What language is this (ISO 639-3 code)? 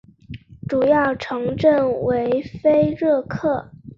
zho